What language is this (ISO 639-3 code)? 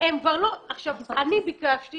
heb